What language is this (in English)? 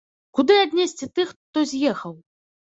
Belarusian